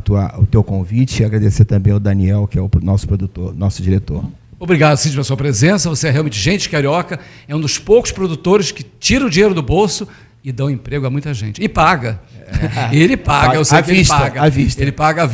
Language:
Portuguese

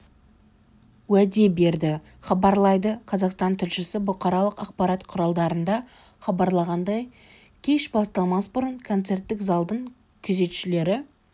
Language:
Kazakh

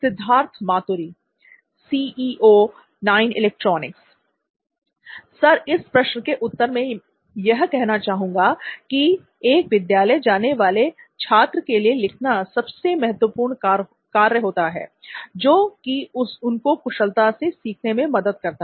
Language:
Hindi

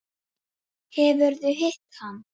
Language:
Icelandic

